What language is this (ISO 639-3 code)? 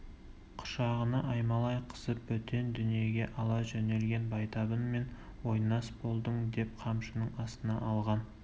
kaz